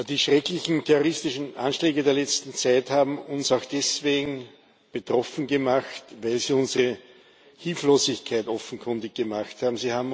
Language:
German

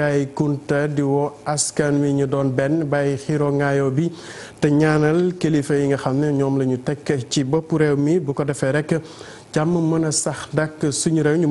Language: French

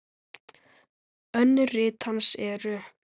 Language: Icelandic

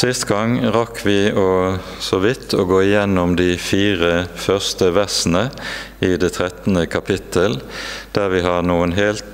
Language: Norwegian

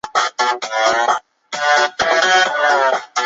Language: Chinese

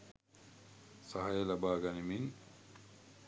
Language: Sinhala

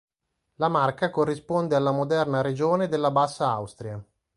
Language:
Italian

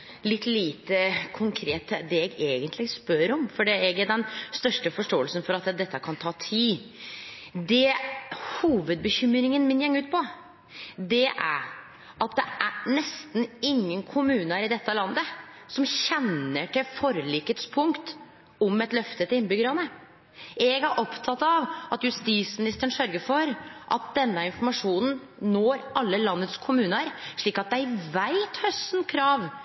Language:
Norwegian Nynorsk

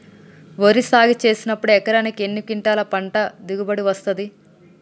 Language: Telugu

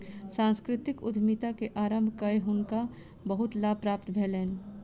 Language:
Maithili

